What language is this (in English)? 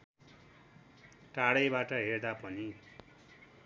Nepali